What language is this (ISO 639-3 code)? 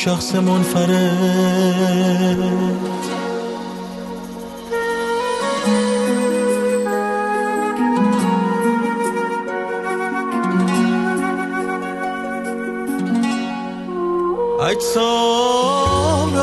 fas